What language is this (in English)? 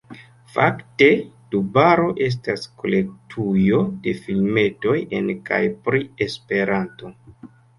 Esperanto